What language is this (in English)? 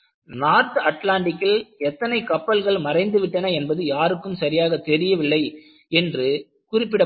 Tamil